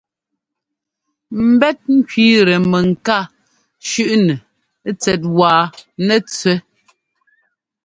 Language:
Ngomba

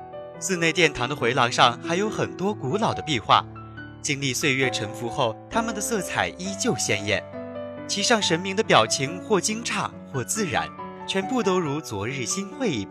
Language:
Chinese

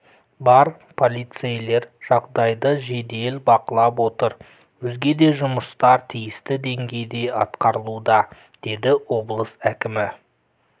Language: Kazakh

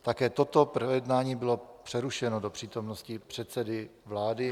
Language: Czech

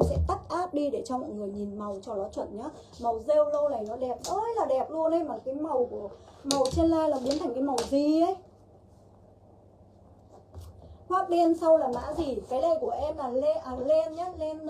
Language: Vietnamese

